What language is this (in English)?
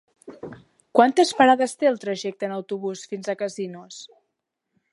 Catalan